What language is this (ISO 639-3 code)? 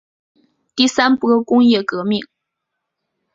zho